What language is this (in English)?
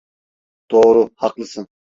Turkish